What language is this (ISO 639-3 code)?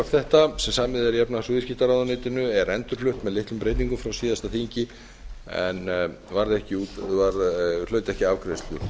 isl